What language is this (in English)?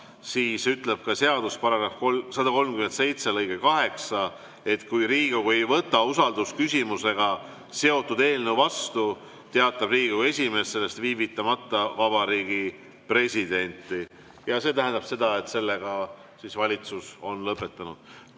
Estonian